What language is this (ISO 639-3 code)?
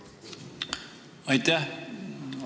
est